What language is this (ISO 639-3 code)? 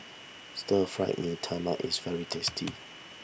eng